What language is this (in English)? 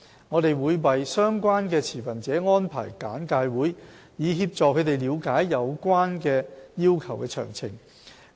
Cantonese